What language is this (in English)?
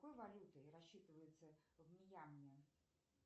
Russian